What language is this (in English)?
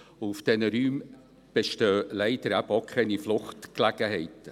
Swiss German